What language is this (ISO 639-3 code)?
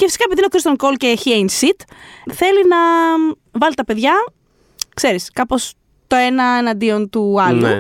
ell